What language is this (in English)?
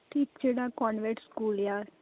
Punjabi